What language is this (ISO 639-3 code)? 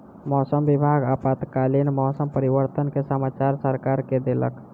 mai